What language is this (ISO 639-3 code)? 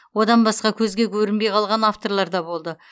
kaz